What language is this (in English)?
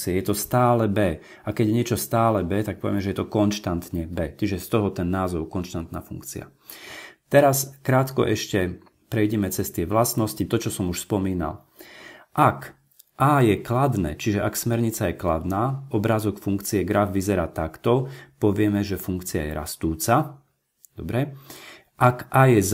Slovak